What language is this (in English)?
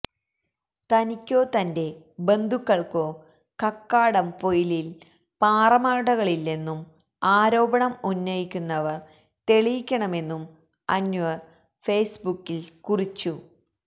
Malayalam